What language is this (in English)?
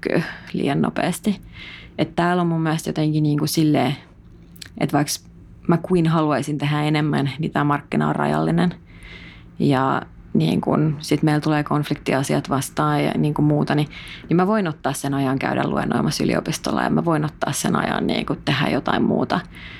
Finnish